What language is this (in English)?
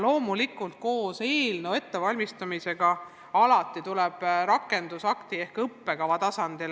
Estonian